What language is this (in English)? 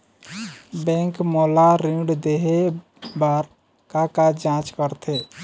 Chhattisgarhi